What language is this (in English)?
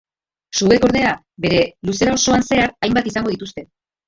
Basque